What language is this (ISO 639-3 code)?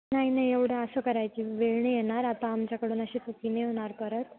mar